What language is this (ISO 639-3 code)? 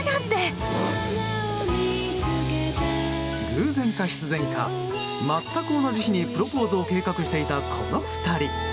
jpn